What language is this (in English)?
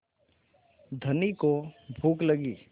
Hindi